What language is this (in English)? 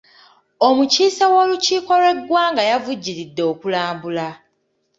Ganda